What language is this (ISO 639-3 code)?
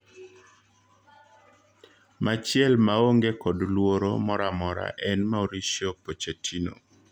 luo